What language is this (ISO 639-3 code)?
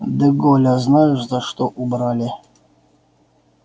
rus